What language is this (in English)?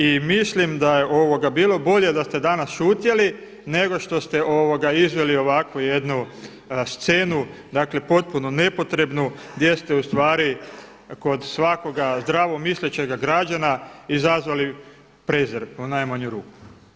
Croatian